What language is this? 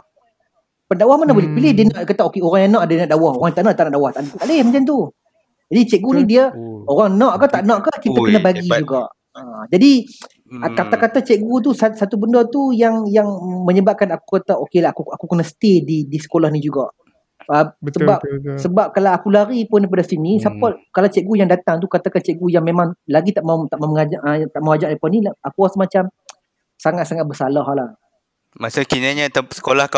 Malay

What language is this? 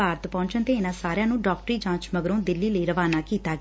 Punjabi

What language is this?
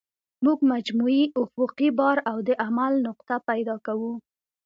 Pashto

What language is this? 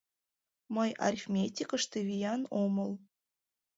Mari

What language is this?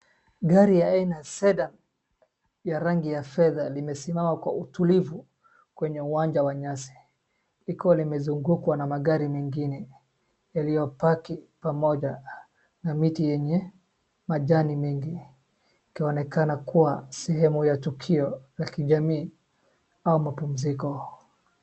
Swahili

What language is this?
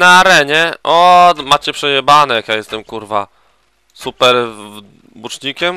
Polish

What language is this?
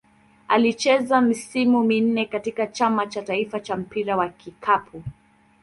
Swahili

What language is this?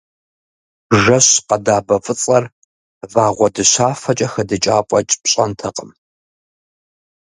Kabardian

